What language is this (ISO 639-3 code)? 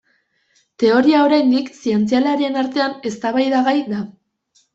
eus